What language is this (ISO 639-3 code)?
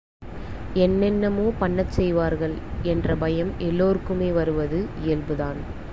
tam